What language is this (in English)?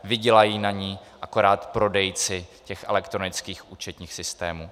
Czech